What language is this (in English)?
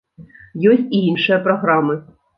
Belarusian